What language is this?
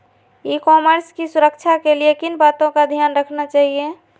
Magahi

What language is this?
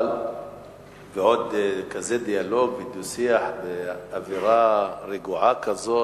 Hebrew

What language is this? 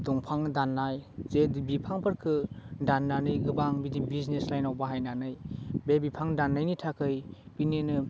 Bodo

